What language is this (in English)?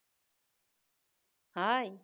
Bangla